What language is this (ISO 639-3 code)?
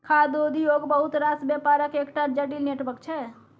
mai